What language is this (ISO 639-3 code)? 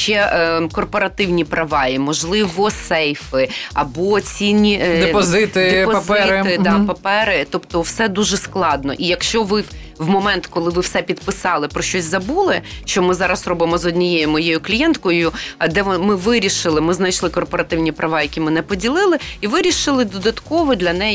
ukr